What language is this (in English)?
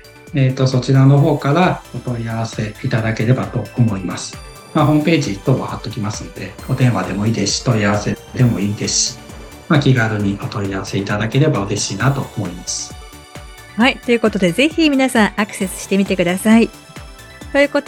Japanese